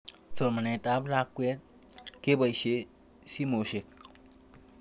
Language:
Kalenjin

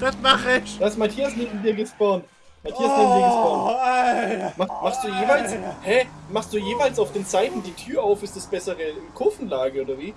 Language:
German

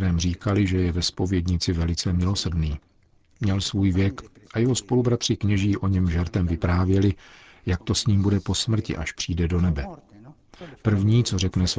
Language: Czech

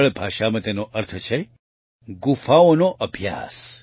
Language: Gujarati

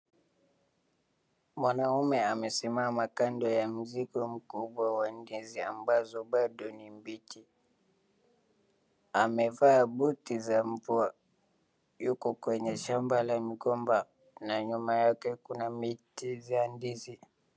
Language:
Swahili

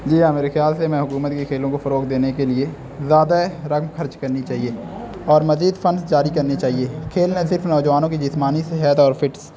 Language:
Urdu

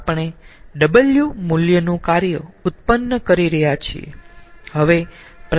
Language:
Gujarati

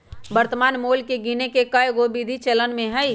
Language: Magahi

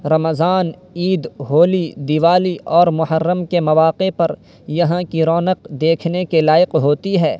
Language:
Urdu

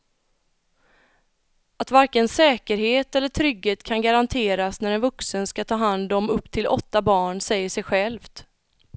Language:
Swedish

